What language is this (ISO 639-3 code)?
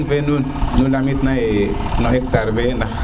srr